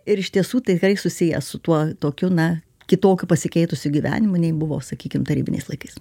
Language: Lithuanian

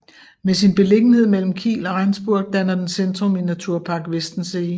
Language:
Danish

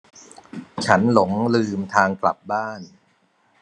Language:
Thai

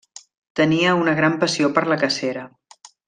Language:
Catalan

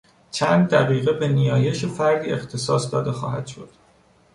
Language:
Persian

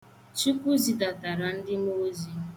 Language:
Igbo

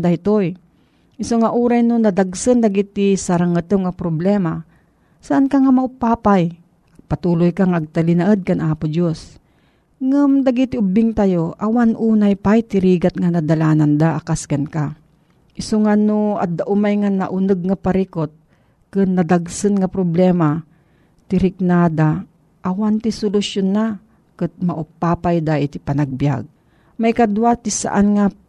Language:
Filipino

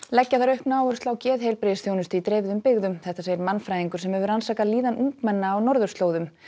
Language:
Icelandic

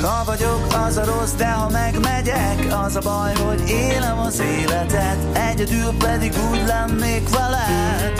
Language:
Hungarian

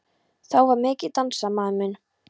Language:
Icelandic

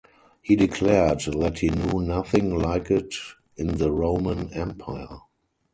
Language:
English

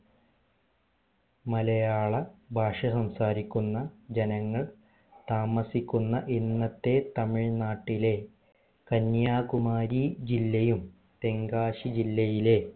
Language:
Malayalam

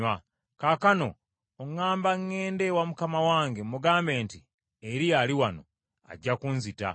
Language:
Ganda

